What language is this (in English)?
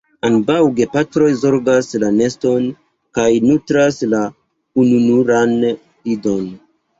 Esperanto